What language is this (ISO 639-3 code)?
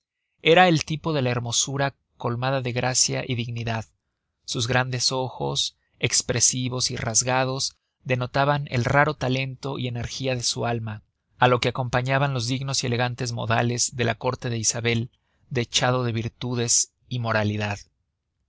spa